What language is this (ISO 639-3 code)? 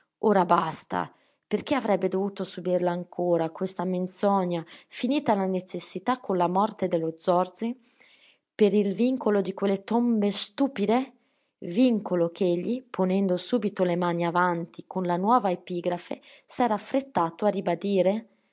ita